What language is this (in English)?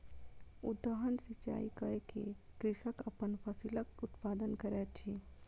Maithili